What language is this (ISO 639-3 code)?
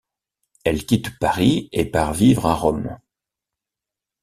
fra